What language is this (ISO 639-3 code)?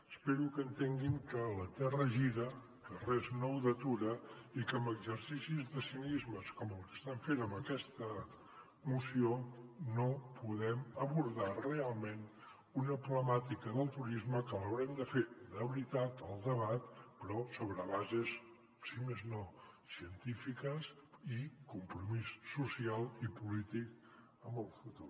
cat